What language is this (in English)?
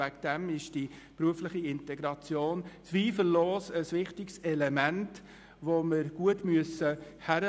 Swiss German